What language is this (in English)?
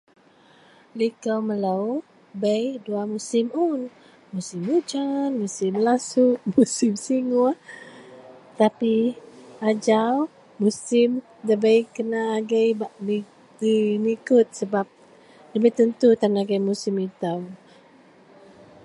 Central Melanau